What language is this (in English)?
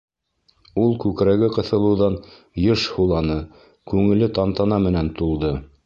Bashkir